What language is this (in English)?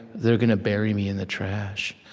English